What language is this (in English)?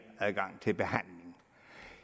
Danish